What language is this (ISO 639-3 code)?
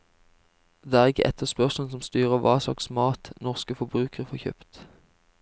nor